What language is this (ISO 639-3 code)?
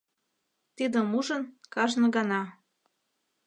chm